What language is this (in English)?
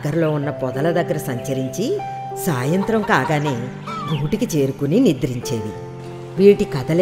Telugu